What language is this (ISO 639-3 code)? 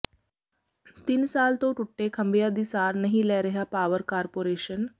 pan